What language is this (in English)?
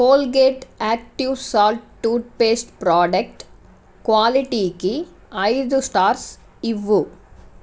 Telugu